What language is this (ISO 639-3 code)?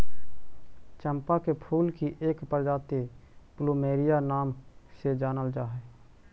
mag